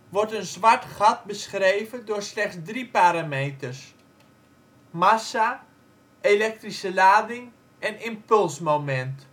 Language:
Dutch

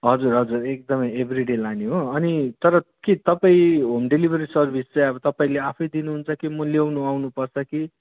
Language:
Nepali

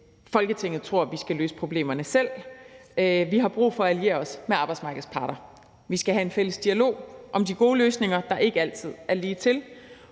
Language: Danish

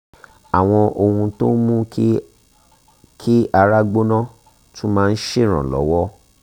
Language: Yoruba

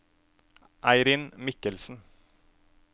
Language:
Norwegian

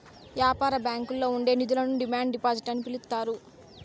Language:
Telugu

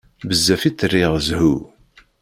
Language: Kabyle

